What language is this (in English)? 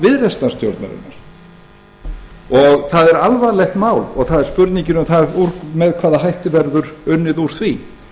Icelandic